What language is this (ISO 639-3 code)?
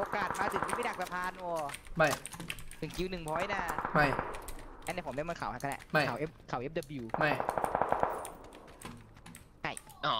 tha